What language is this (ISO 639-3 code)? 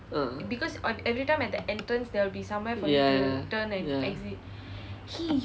eng